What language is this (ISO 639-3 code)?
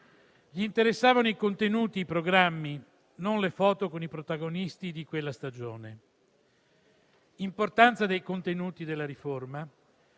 ita